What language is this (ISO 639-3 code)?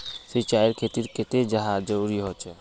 mag